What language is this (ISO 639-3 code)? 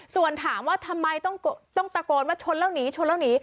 tha